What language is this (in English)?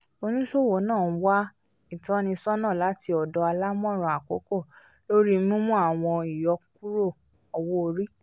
Yoruba